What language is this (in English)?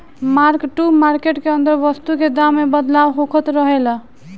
Bhojpuri